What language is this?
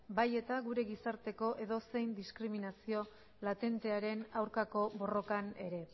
Basque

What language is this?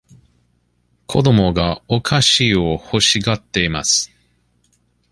Japanese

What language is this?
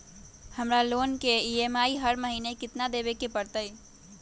Magahi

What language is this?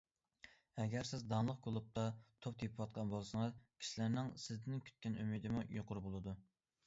Uyghur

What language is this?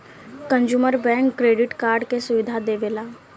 Bhojpuri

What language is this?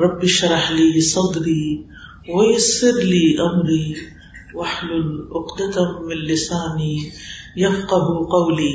Urdu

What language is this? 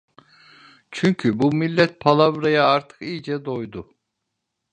Turkish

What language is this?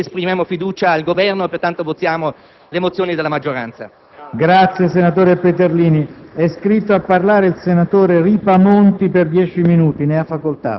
Italian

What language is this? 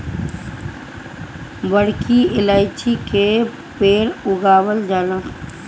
Bhojpuri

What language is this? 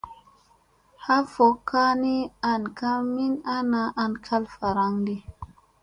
Musey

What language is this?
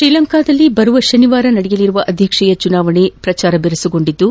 Kannada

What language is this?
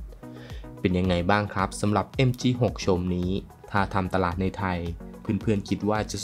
Thai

